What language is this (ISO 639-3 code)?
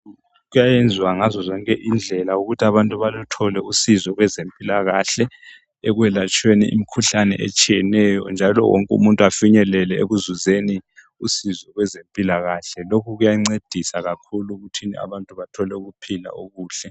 nde